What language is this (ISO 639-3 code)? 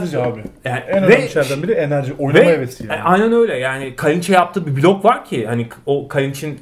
tur